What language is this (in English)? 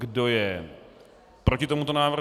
Czech